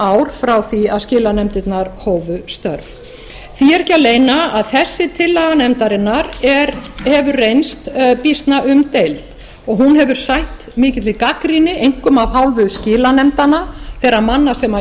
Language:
Icelandic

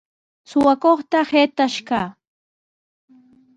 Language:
Sihuas Ancash Quechua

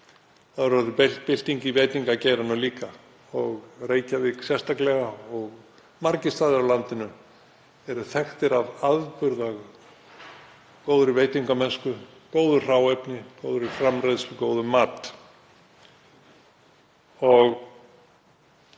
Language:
Icelandic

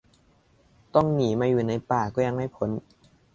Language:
Thai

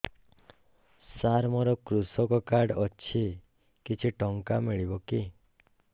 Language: Odia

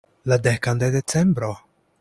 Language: Esperanto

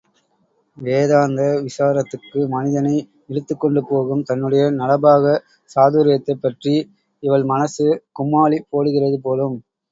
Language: Tamil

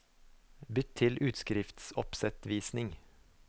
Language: Norwegian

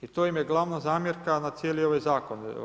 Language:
Croatian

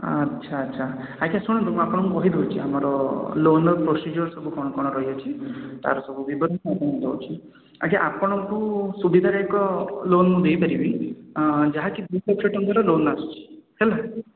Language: Odia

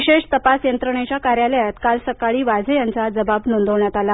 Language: Marathi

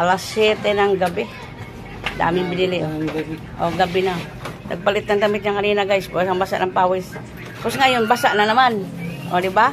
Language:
Filipino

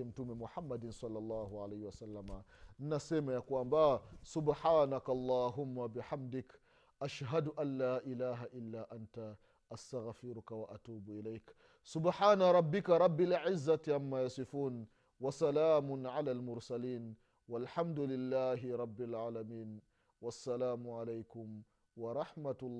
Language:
Swahili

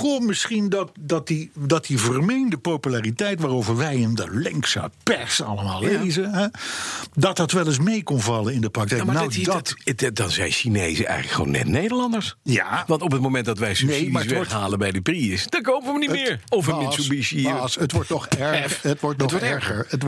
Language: Dutch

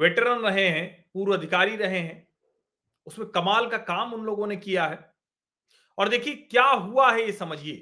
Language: Hindi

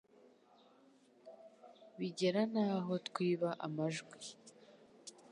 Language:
Kinyarwanda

